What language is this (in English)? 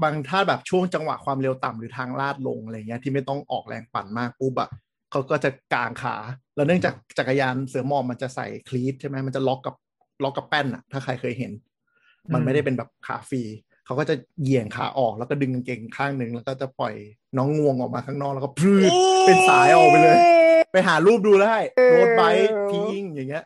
Thai